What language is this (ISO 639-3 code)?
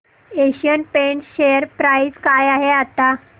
mar